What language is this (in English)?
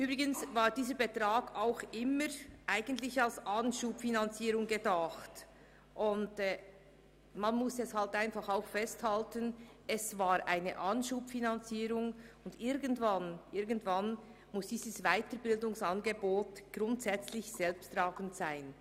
Swiss German